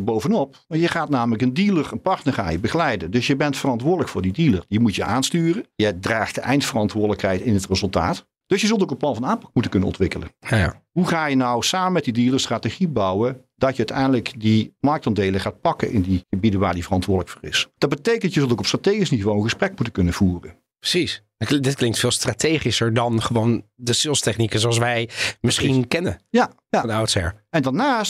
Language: Dutch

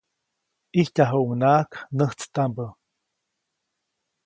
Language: Copainalá Zoque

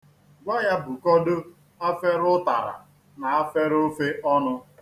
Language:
Igbo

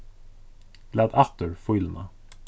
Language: Faroese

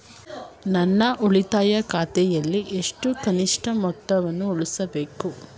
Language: Kannada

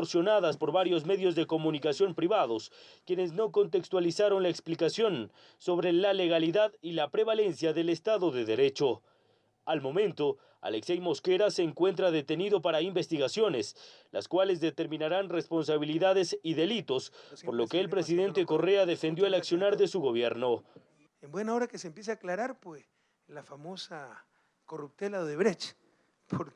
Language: Spanish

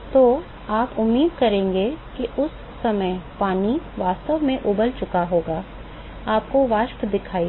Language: Hindi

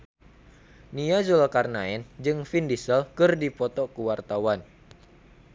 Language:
Sundanese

